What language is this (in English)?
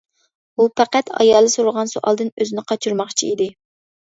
Uyghur